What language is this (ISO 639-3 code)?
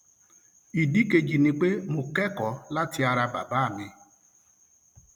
yor